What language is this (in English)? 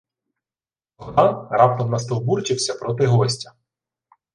Ukrainian